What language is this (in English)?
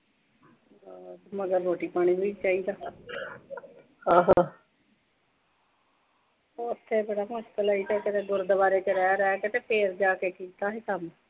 Punjabi